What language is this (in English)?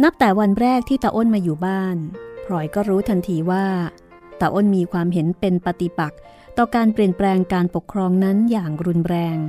Thai